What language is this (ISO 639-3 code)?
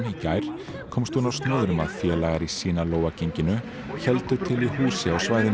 isl